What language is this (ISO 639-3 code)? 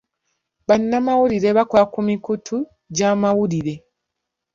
lug